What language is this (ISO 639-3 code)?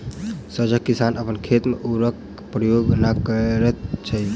mai